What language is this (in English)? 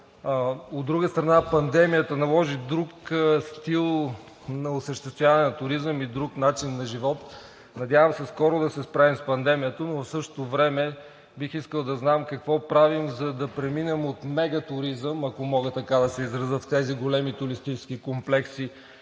Bulgarian